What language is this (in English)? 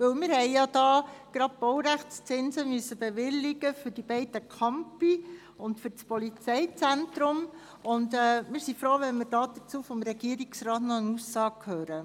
Swiss German